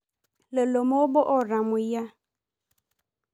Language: Masai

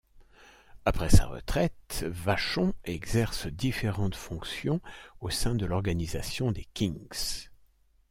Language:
French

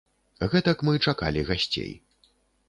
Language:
Belarusian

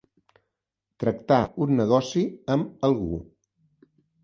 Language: Catalan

